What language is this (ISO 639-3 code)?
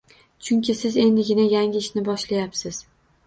uzb